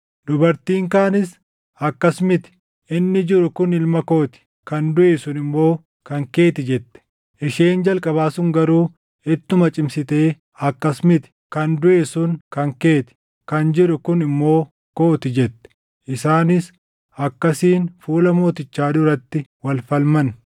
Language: Oromo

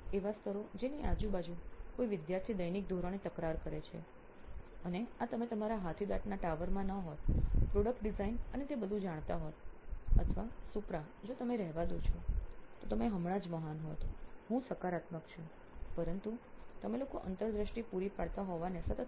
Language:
Gujarati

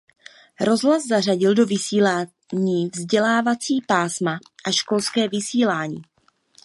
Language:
Czech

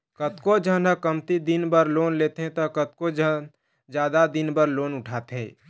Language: Chhattisgarhi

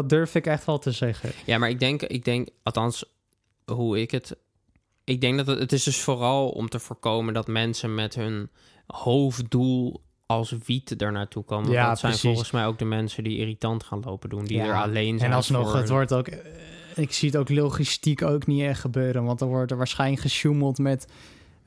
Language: Dutch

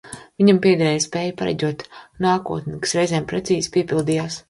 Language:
Latvian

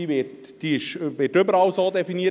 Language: Swiss German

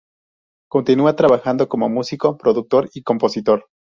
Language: Spanish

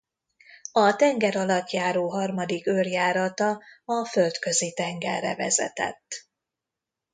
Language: Hungarian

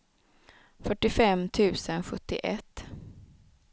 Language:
Swedish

